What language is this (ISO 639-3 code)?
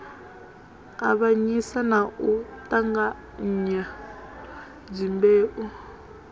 ven